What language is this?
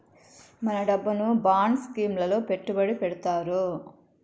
Telugu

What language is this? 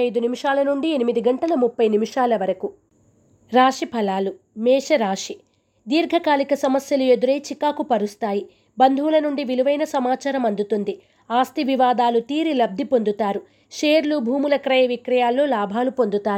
Telugu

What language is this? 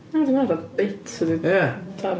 Welsh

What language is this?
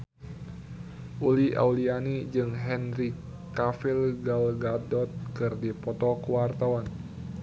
Sundanese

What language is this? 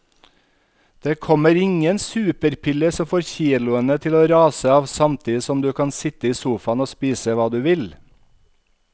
Norwegian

